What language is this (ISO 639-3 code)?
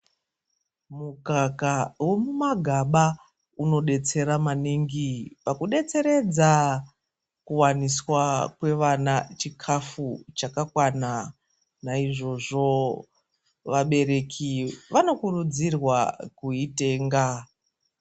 ndc